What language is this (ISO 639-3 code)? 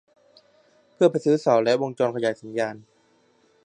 tha